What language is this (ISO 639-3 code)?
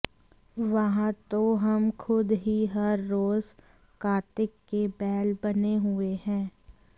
hin